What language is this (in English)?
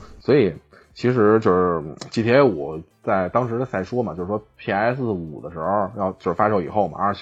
Chinese